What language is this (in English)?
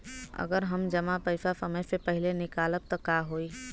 Bhojpuri